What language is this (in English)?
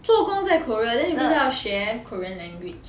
English